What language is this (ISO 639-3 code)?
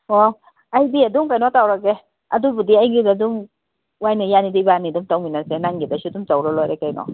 mni